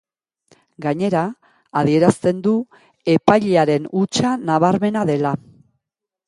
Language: Basque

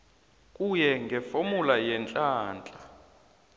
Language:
South Ndebele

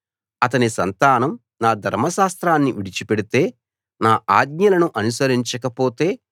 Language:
Telugu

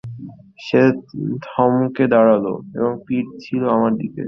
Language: Bangla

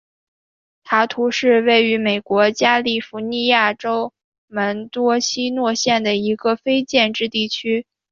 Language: Chinese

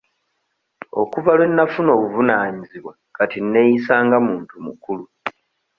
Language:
Ganda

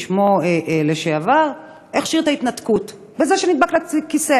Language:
Hebrew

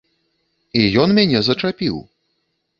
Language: Belarusian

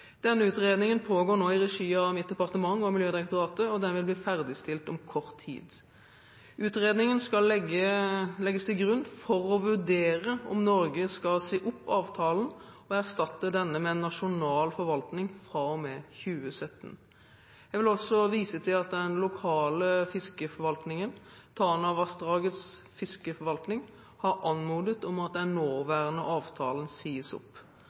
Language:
Norwegian Bokmål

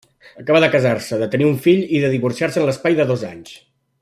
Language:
Catalan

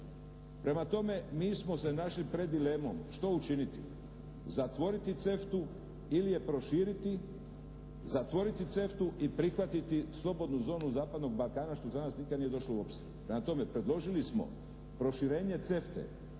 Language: Croatian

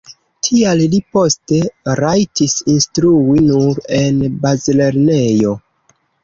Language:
Esperanto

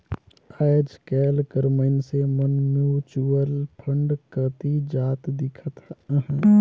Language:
Chhattisgarhi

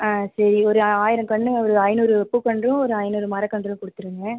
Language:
Tamil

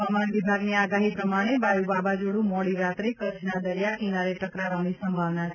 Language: Gujarati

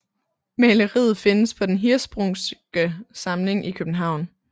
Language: Danish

